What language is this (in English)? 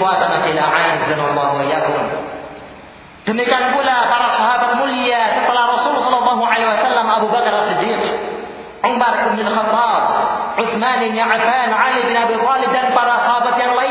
Malay